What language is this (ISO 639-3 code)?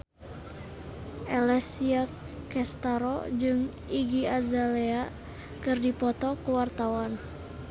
sun